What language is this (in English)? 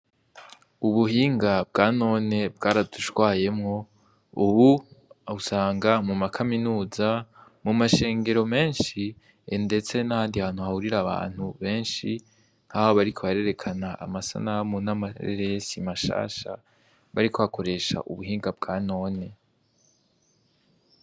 Rundi